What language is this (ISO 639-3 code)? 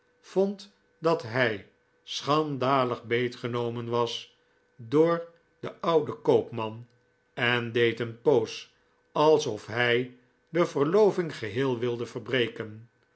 nld